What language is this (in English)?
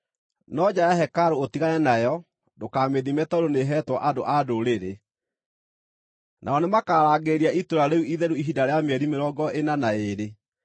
Kikuyu